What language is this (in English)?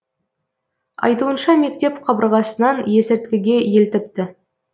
Kazakh